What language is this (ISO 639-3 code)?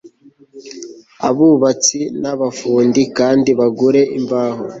kin